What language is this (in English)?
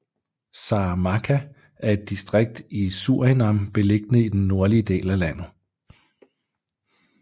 Danish